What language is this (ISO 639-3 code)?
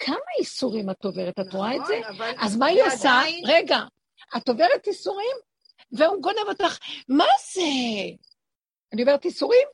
heb